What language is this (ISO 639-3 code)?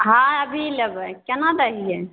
mai